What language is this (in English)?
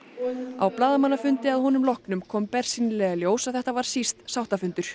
Icelandic